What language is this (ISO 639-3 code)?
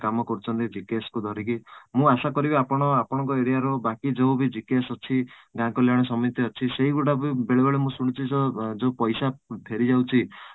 ori